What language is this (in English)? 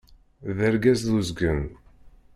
Kabyle